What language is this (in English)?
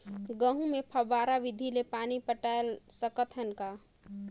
Chhattisgarhi